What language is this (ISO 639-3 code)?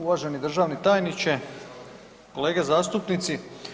hrv